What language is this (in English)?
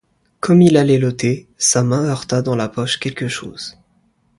French